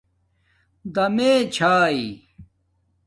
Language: Domaaki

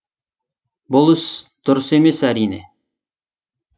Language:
Kazakh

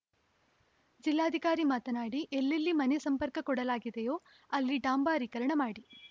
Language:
Kannada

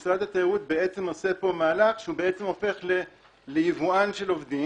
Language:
Hebrew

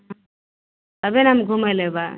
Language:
Maithili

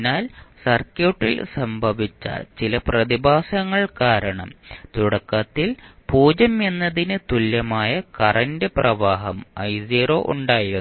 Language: Malayalam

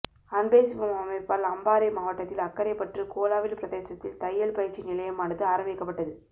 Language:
Tamil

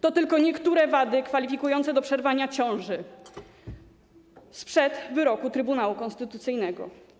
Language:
Polish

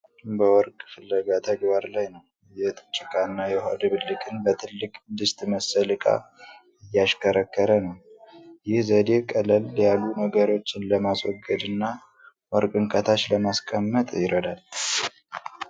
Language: Amharic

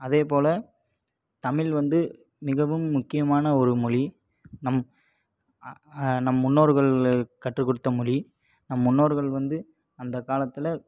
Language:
Tamil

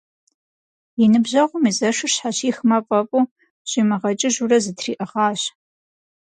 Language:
Kabardian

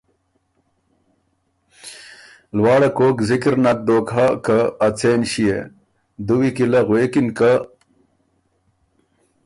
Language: Ormuri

